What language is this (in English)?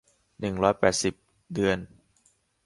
Thai